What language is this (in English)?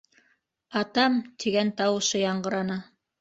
Bashkir